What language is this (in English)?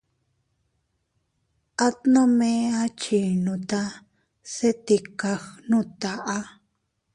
Teutila Cuicatec